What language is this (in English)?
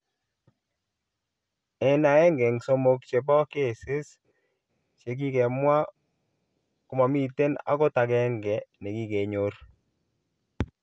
Kalenjin